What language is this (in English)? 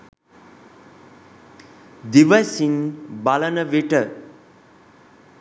Sinhala